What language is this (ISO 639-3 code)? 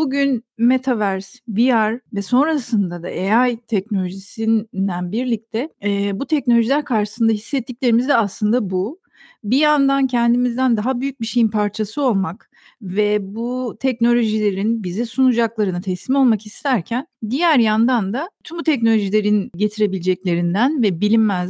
tur